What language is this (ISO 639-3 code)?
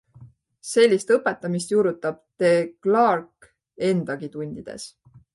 est